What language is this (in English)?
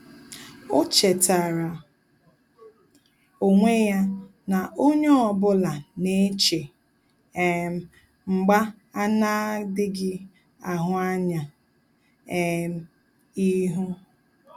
Igbo